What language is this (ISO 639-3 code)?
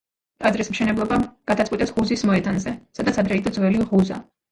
kat